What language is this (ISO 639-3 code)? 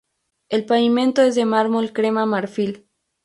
spa